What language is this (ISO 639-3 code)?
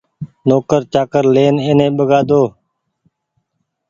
gig